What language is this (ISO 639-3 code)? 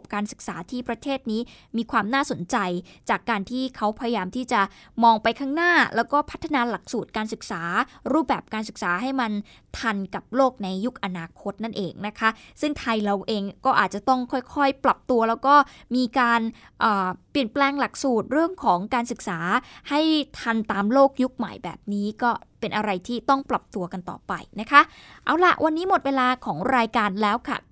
tha